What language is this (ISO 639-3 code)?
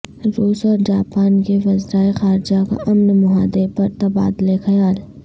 urd